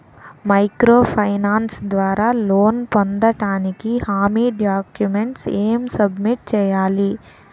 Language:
Telugu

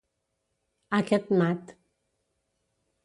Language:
Catalan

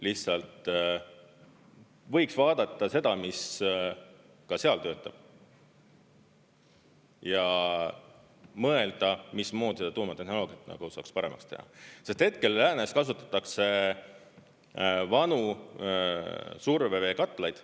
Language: Estonian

